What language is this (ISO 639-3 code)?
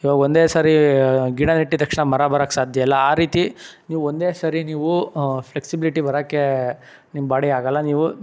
kan